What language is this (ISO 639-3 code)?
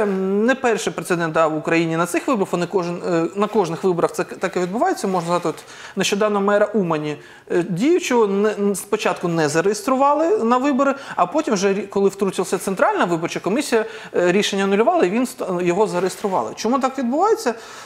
ukr